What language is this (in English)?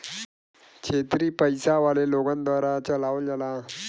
Bhojpuri